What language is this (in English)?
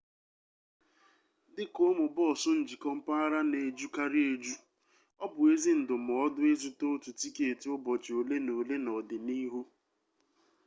Igbo